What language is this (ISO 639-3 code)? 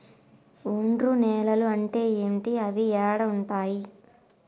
tel